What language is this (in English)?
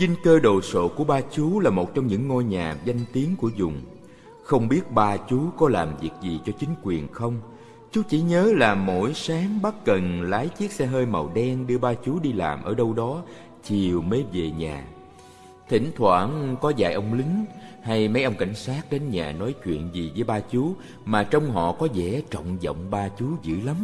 Vietnamese